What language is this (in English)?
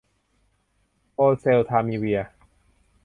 Thai